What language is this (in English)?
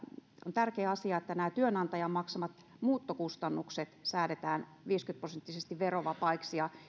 Finnish